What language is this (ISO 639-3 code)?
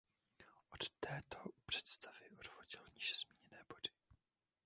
ces